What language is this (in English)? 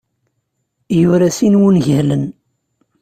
Kabyle